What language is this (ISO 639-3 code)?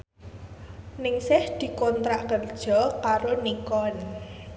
jav